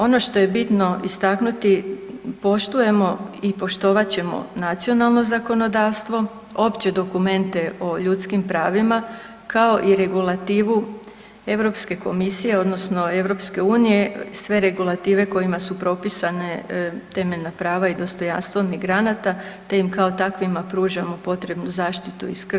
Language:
Croatian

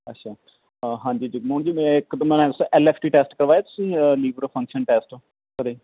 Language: Punjabi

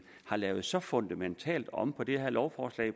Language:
Danish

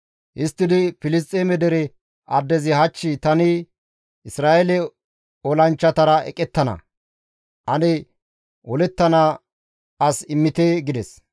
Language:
Gamo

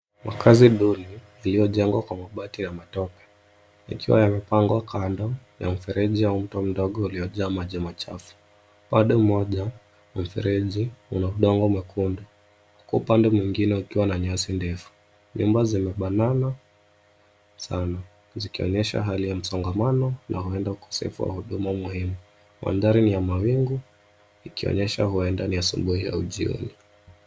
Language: Swahili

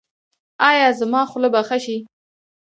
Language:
Pashto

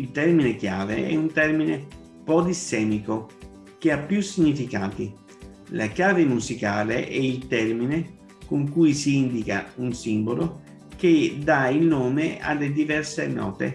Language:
Italian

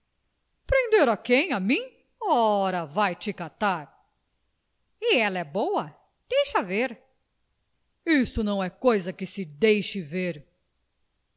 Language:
Portuguese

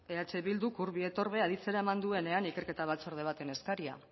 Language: Basque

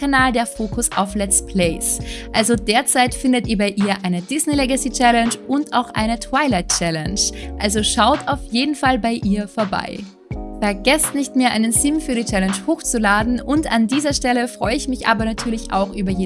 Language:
German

